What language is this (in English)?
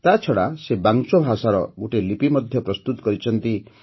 Odia